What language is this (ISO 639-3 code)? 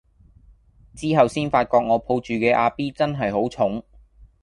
yue